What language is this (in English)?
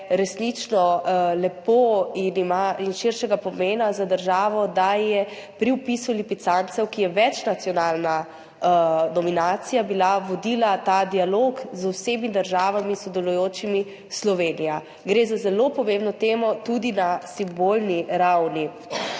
Slovenian